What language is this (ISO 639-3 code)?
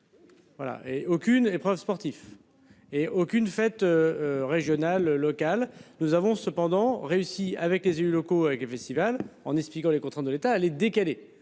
fra